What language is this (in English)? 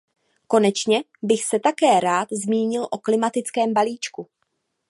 Czech